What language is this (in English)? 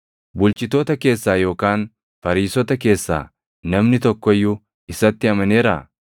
Oromo